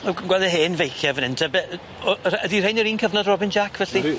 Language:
Welsh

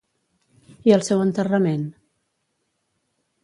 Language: Catalan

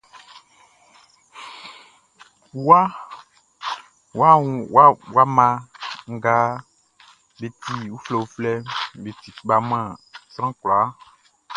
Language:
Baoulé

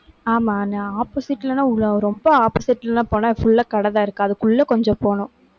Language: Tamil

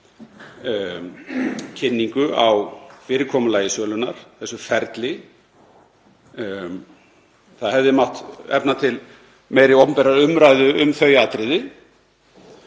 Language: Icelandic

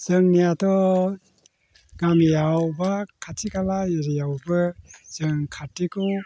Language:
Bodo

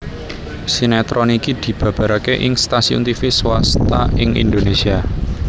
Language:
Javanese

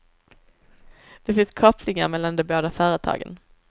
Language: Swedish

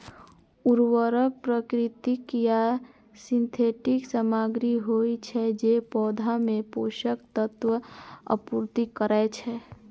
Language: Maithili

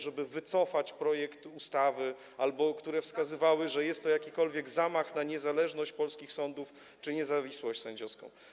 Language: Polish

